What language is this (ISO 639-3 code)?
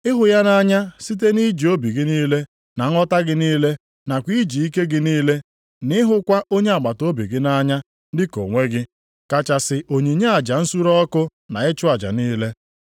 ibo